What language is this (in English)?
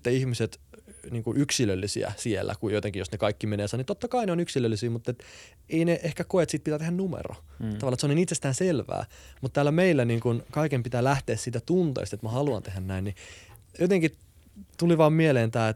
Finnish